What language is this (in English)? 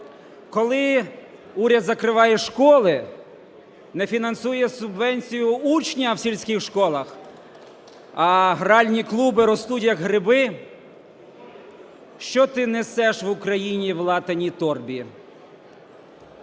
Ukrainian